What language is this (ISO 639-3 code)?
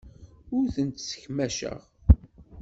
kab